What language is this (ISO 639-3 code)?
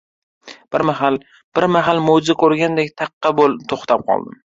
uzb